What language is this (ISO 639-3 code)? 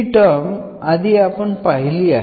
mar